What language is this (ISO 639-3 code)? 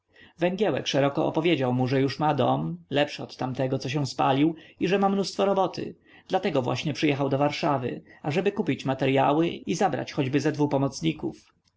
pol